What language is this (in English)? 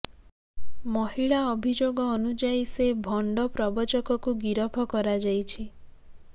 Odia